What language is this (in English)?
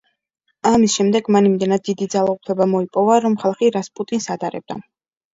Georgian